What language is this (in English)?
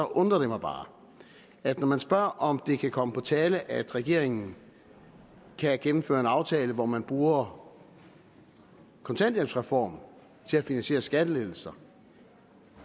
Danish